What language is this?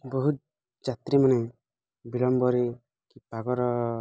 Odia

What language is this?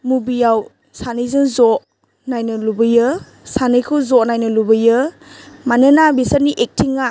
Bodo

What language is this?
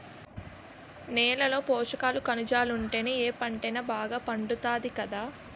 Telugu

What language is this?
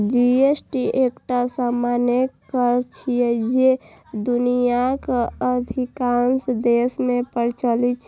Maithili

